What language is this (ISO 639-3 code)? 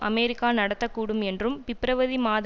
tam